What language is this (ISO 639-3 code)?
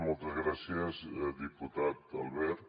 cat